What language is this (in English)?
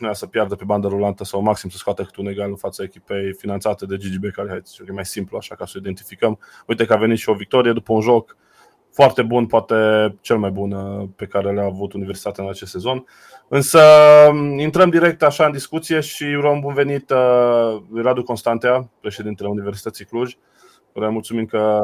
Romanian